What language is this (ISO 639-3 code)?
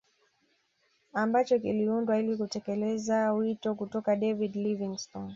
swa